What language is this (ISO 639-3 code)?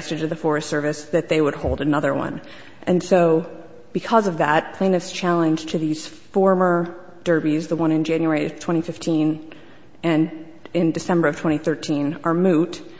eng